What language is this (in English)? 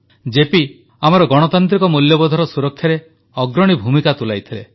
Odia